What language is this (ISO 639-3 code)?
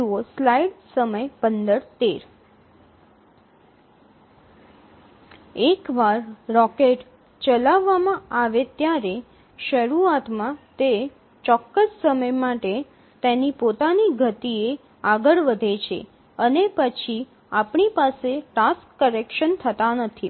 guj